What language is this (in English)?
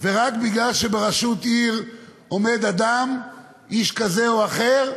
Hebrew